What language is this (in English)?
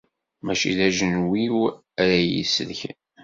Kabyle